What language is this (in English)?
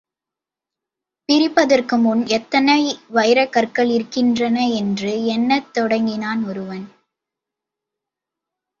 Tamil